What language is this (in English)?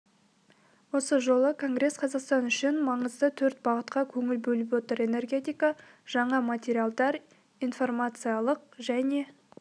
Kazakh